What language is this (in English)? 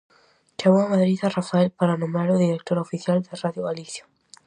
Galician